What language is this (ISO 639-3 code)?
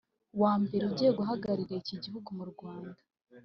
kin